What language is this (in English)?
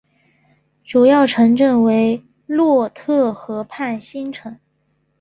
Chinese